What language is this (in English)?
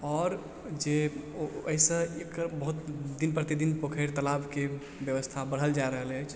Maithili